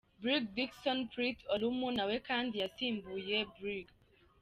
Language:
Kinyarwanda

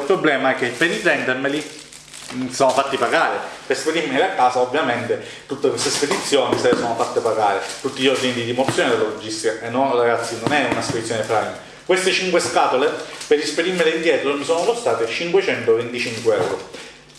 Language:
Italian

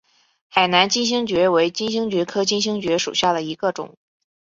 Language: Chinese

